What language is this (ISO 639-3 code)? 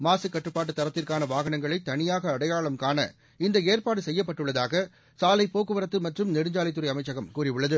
tam